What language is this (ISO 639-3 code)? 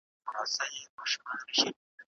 pus